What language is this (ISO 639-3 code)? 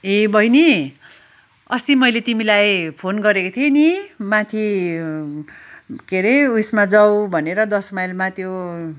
nep